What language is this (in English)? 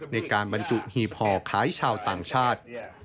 Thai